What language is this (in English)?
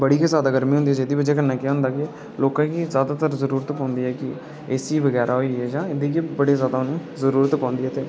Dogri